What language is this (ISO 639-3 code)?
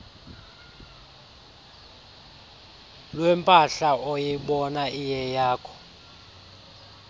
xho